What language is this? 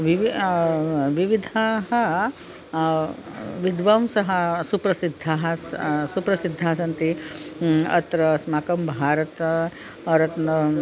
Sanskrit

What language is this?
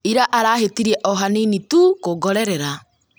Kikuyu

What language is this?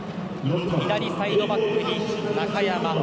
Japanese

